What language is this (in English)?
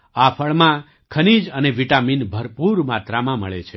Gujarati